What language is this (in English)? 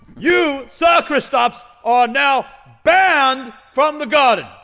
English